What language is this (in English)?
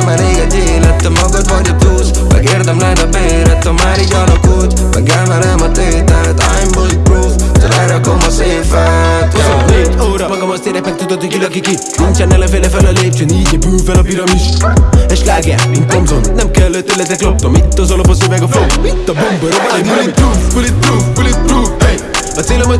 Hungarian